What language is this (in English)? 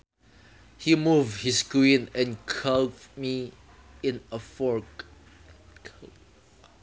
Sundanese